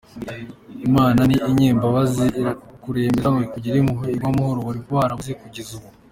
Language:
Kinyarwanda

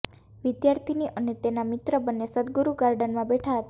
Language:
Gujarati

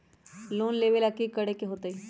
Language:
Magahi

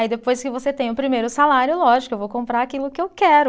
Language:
Portuguese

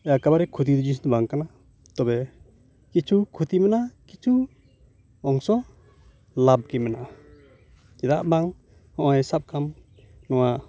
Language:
Santali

